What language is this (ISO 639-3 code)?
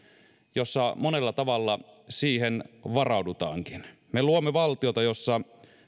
fin